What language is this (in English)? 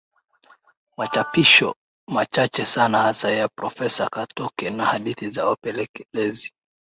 Swahili